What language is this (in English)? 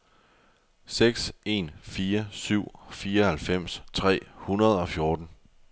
Danish